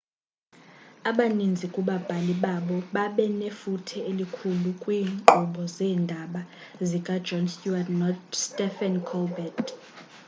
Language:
Xhosa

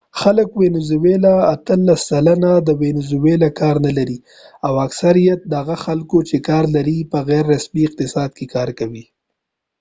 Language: Pashto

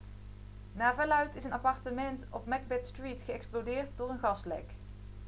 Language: Dutch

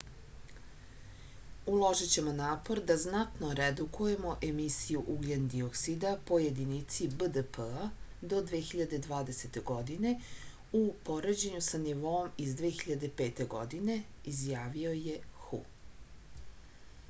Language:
Serbian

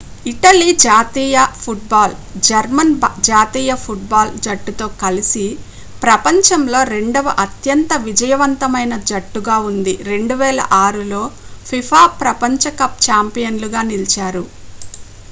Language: Telugu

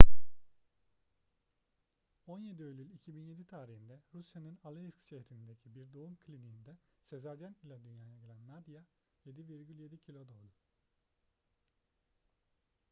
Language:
Turkish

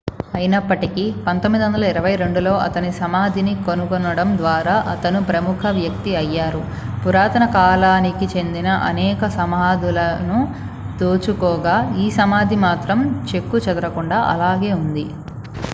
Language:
Telugu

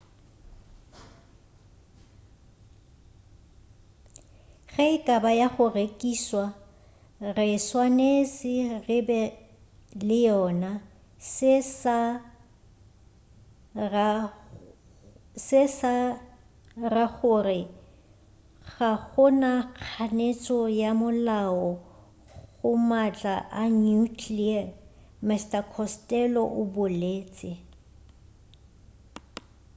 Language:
Northern Sotho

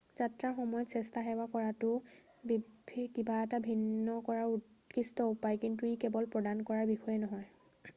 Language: Assamese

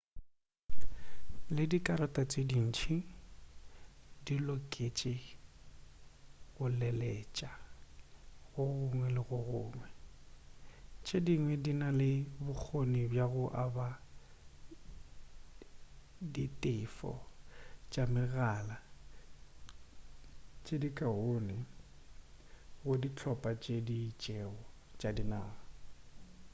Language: Northern Sotho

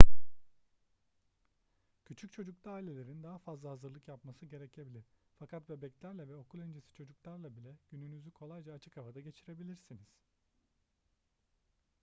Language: Turkish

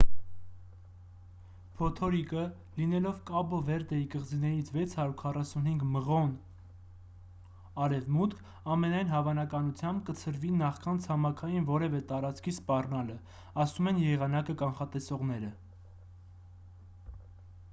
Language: Armenian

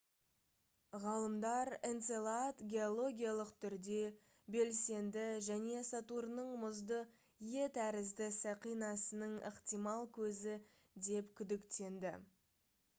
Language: Kazakh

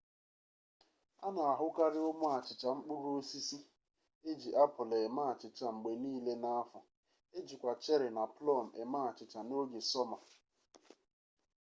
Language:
Igbo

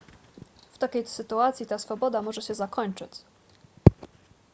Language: Polish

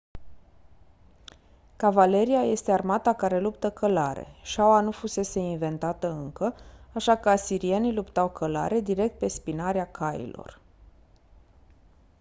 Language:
Romanian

